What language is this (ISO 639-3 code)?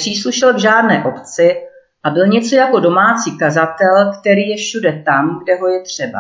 ces